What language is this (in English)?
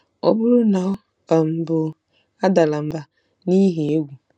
Igbo